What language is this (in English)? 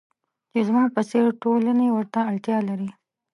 Pashto